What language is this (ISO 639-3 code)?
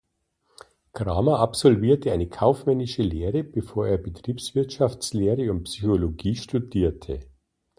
deu